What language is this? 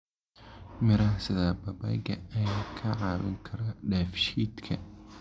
Somali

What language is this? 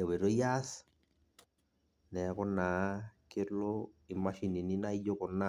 Masai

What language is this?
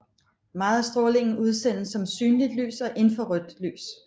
Danish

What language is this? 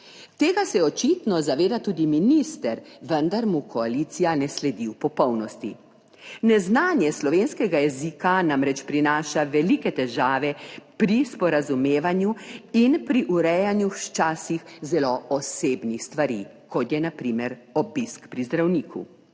Slovenian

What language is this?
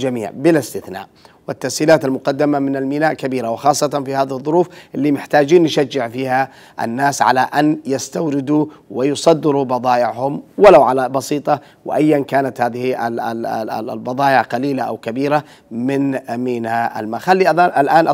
Arabic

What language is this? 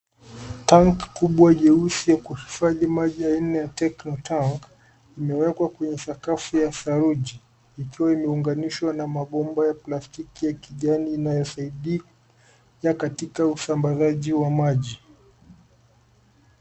Swahili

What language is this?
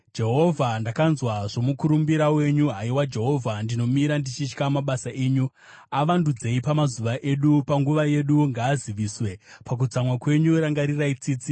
Shona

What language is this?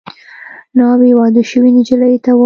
Pashto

